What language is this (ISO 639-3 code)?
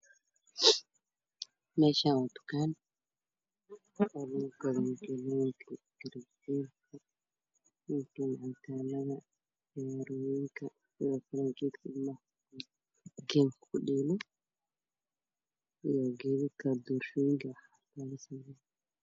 som